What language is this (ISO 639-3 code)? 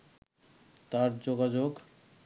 ben